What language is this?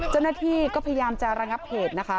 Thai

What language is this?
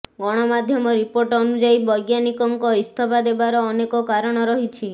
Odia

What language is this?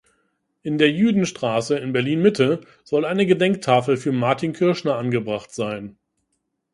German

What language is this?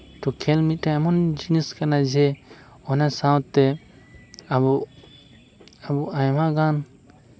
Santali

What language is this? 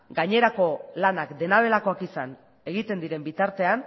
Basque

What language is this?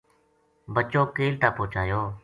Gujari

